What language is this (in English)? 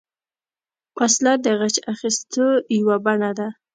Pashto